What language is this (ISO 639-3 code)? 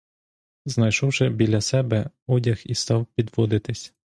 ukr